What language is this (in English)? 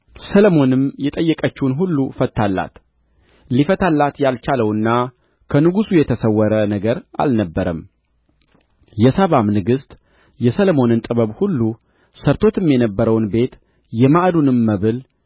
Amharic